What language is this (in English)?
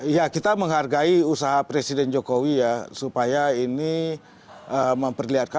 Indonesian